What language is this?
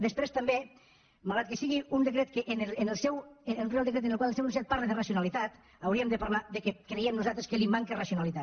Catalan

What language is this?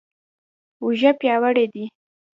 Pashto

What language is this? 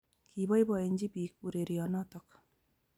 Kalenjin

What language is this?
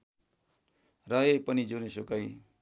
Nepali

